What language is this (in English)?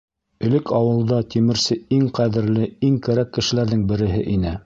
Bashkir